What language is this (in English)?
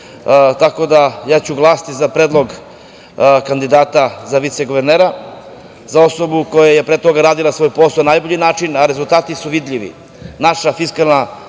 Serbian